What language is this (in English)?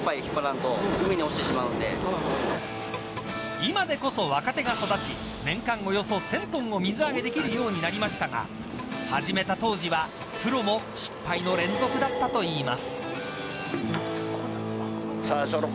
Japanese